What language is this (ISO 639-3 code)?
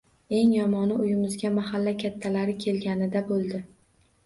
uzb